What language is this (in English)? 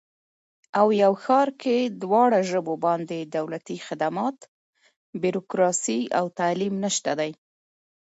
Pashto